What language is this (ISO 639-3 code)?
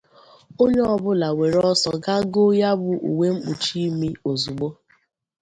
ibo